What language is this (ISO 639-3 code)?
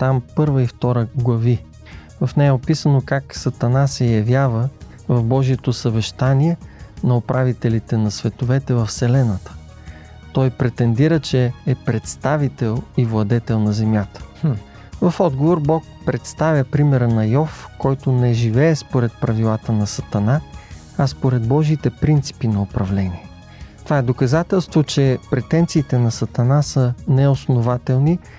bul